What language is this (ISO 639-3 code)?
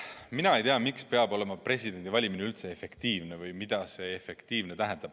est